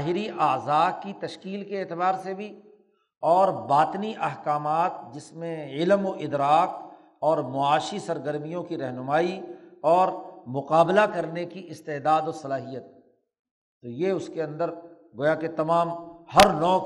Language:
Urdu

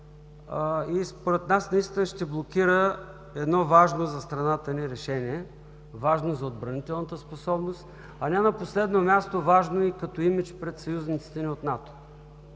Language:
Bulgarian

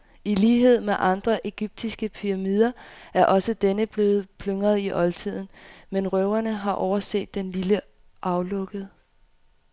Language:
Danish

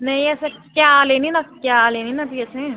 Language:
Dogri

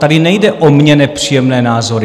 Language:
Czech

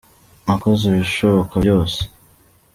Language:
Kinyarwanda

